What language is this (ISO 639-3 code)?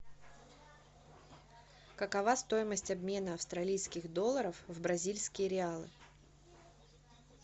rus